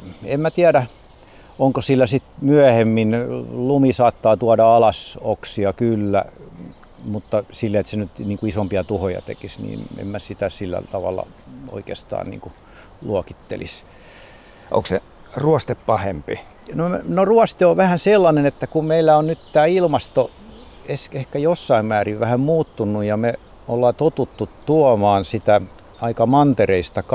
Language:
Finnish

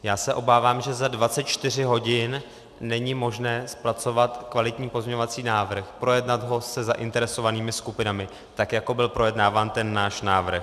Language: Czech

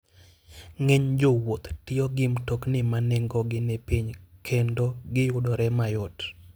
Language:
Luo (Kenya and Tanzania)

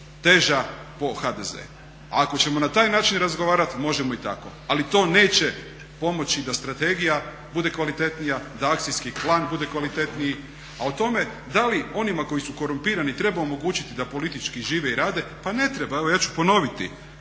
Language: Croatian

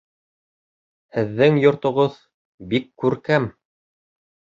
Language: Bashkir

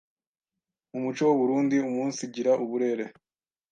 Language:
Kinyarwanda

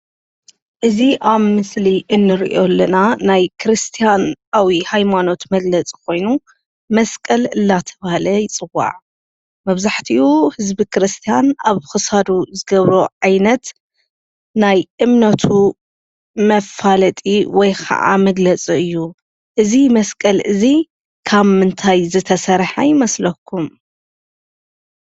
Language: Tigrinya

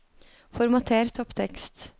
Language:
Norwegian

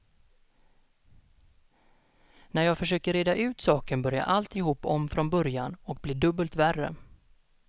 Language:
Swedish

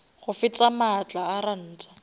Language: Northern Sotho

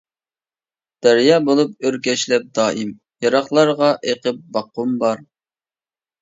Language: Uyghur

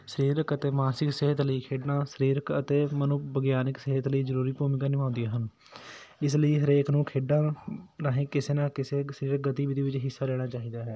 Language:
Punjabi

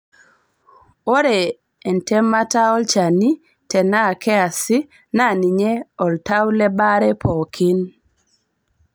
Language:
Masai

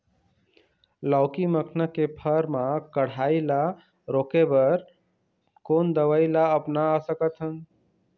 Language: Chhattisgarhi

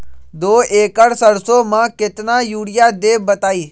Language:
Magahi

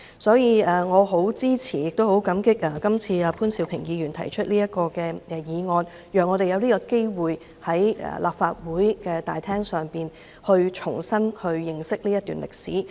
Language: Cantonese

